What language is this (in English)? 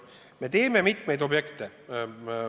Estonian